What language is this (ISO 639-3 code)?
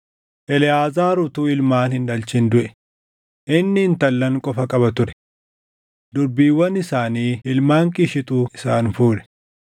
orm